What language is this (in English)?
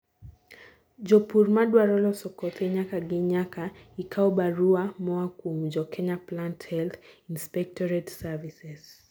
Luo (Kenya and Tanzania)